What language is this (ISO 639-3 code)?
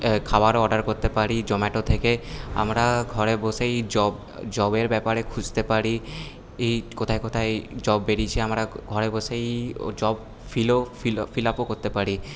ben